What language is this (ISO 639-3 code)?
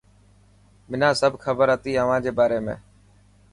mki